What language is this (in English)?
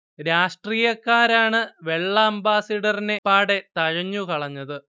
Malayalam